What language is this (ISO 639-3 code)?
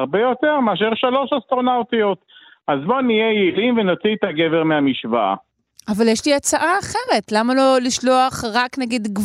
heb